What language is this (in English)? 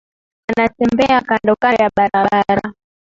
Swahili